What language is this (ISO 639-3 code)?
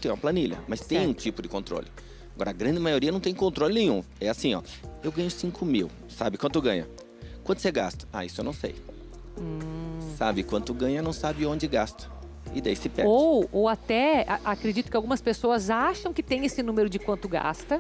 por